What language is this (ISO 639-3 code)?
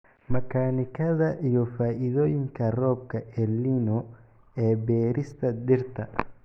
som